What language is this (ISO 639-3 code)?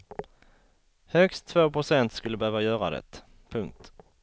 swe